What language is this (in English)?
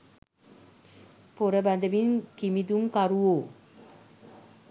Sinhala